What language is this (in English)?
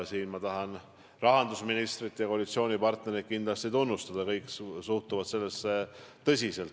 Estonian